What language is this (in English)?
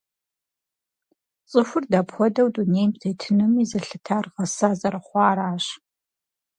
Kabardian